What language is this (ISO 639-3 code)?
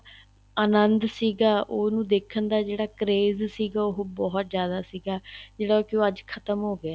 pan